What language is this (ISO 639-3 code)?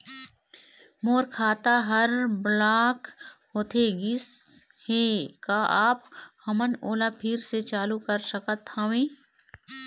hne